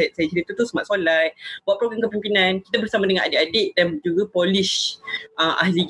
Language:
Malay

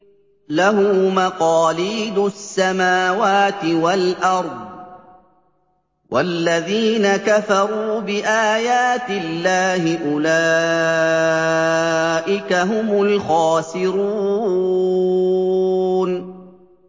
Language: Arabic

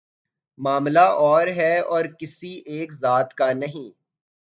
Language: Urdu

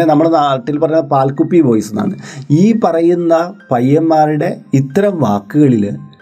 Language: Malayalam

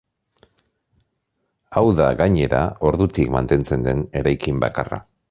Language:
Basque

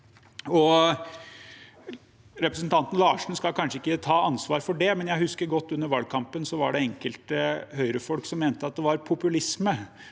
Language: Norwegian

